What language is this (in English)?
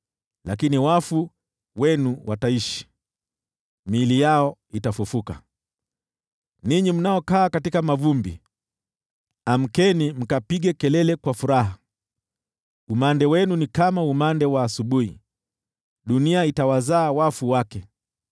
Swahili